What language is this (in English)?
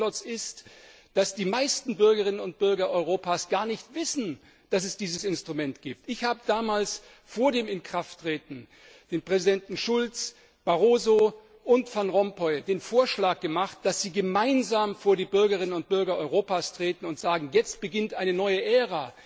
German